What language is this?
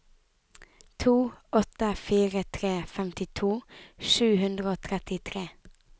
Norwegian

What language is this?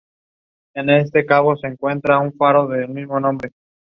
English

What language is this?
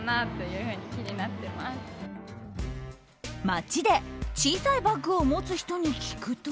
Japanese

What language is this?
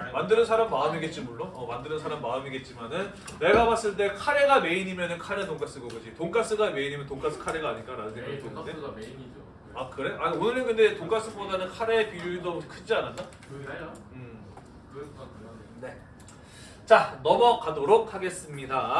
Korean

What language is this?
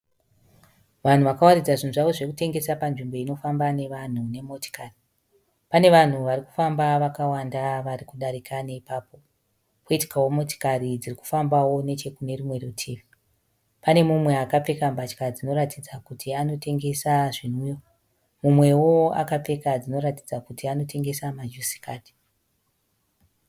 Shona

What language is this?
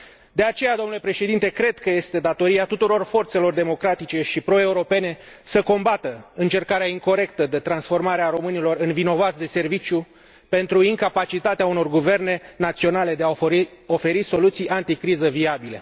Romanian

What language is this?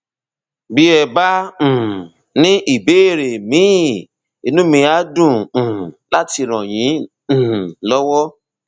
Yoruba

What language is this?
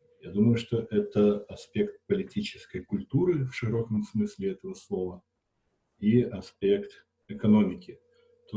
Russian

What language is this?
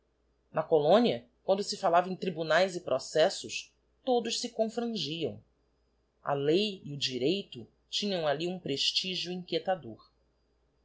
Portuguese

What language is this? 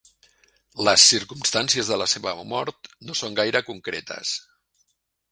Catalan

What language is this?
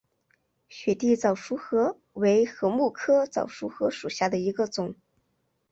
Chinese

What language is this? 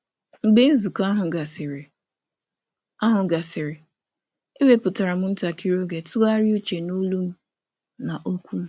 Igbo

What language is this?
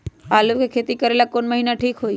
Magahi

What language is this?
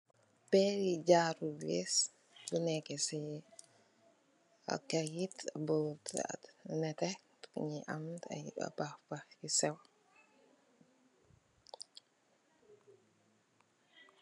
Wolof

